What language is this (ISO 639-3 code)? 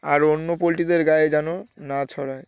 ben